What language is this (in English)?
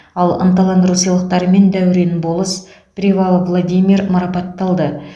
Kazakh